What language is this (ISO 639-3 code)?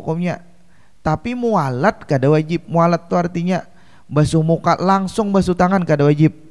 ind